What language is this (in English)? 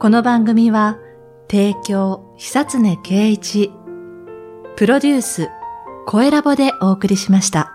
Japanese